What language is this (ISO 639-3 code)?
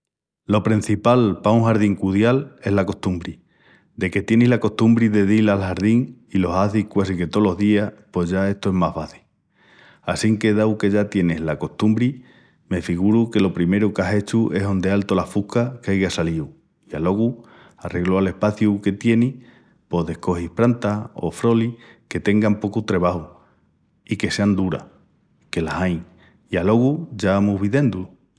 ext